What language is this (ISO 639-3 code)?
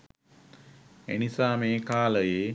sin